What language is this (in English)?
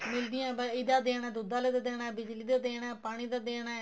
Punjabi